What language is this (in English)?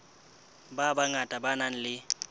Southern Sotho